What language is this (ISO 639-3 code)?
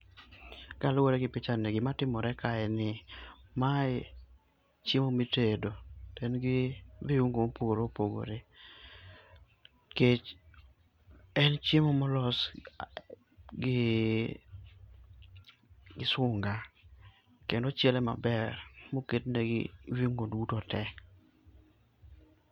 luo